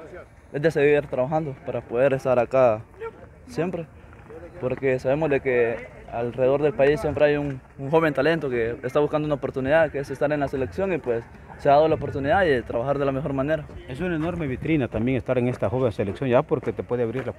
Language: Spanish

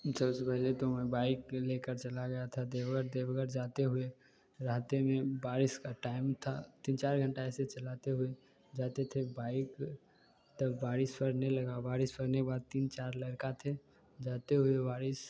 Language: Hindi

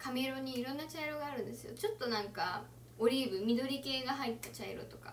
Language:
Japanese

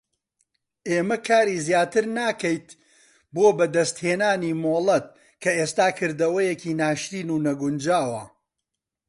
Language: Central Kurdish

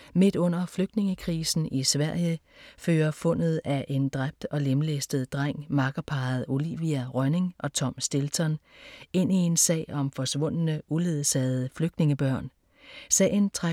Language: Danish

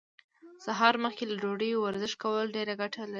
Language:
Pashto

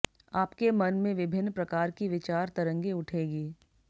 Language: Hindi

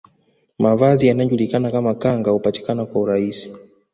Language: Swahili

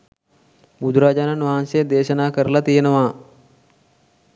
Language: Sinhala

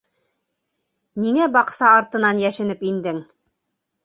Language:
Bashkir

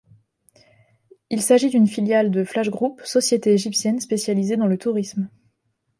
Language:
French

